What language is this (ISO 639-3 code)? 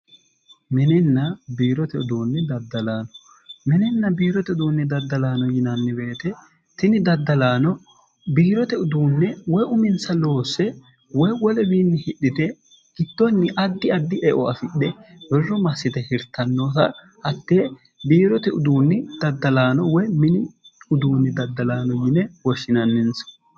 sid